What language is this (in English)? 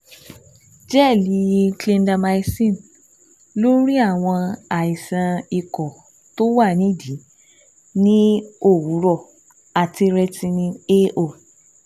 Yoruba